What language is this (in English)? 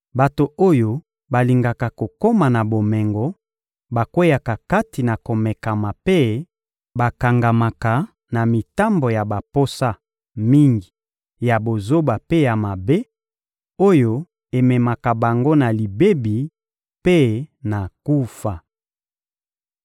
Lingala